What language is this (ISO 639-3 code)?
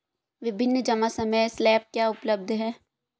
hin